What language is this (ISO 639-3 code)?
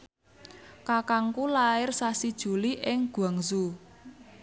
jav